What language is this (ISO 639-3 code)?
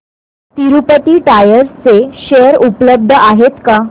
mar